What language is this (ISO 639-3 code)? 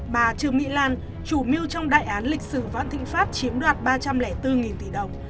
vie